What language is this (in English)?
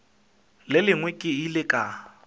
Northern Sotho